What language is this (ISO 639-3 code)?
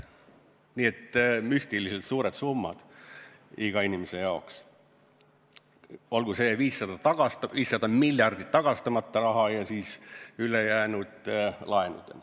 est